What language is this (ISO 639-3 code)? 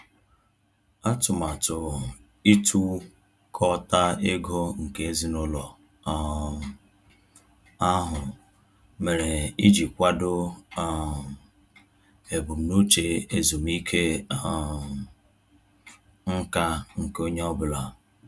ibo